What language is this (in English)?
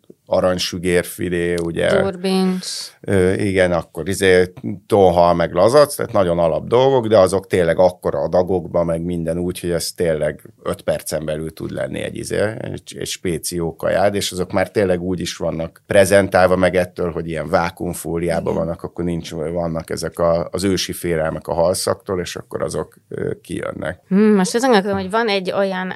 Hungarian